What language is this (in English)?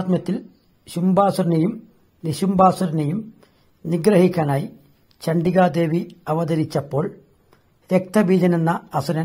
Arabic